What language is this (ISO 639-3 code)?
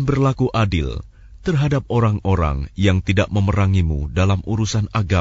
ara